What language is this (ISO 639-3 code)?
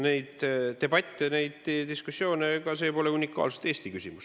est